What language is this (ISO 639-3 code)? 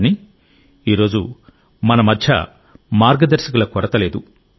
tel